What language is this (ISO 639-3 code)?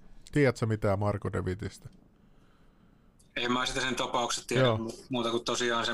fin